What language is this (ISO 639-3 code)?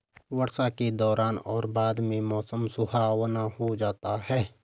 hin